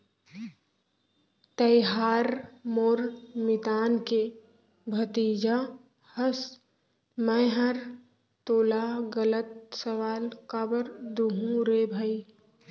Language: Chhattisgarhi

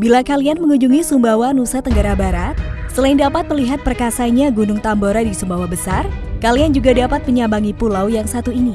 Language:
Indonesian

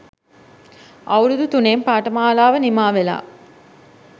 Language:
Sinhala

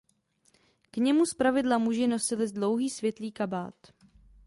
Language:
Czech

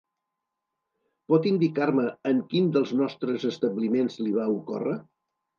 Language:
Catalan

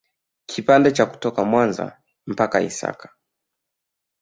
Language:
Swahili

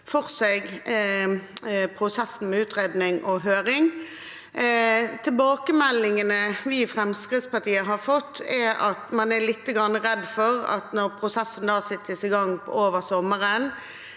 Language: Norwegian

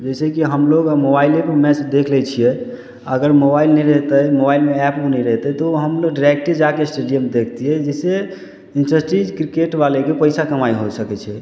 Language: Maithili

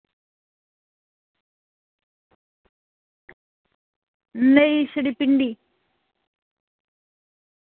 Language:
Dogri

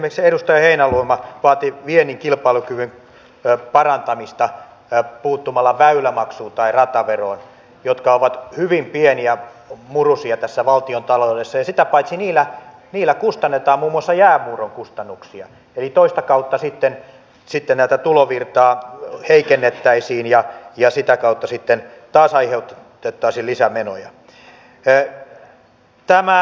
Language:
Finnish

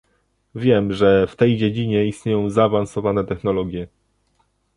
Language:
Polish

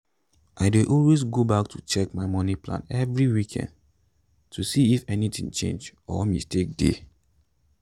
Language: Nigerian Pidgin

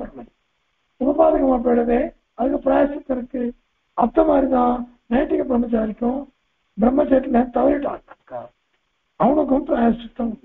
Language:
Turkish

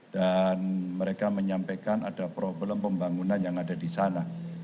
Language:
Indonesian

